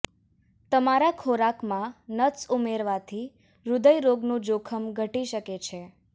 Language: Gujarati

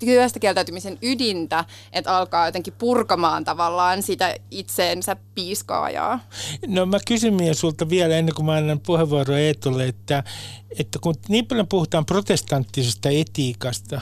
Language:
Finnish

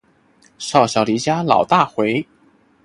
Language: Chinese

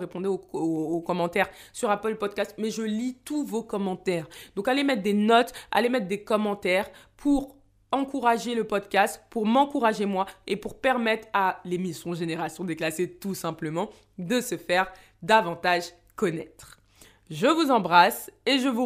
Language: French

